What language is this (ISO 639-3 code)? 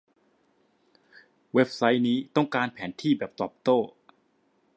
tha